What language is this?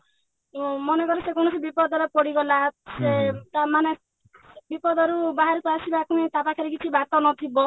Odia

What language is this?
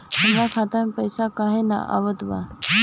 Bhojpuri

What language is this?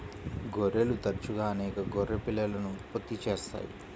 Telugu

